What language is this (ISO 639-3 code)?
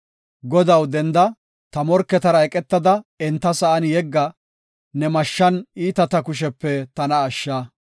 gof